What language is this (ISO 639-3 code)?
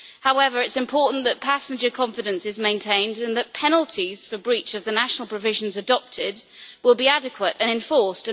eng